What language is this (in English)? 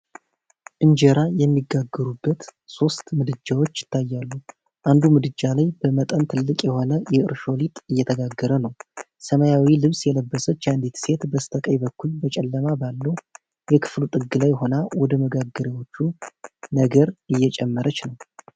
Amharic